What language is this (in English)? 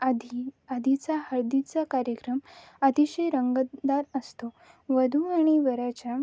Marathi